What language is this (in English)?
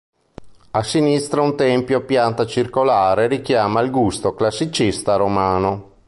Italian